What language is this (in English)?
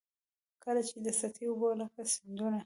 Pashto